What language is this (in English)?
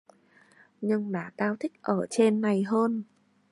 Vietnamese